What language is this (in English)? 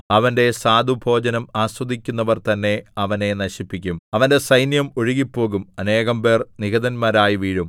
Malayalam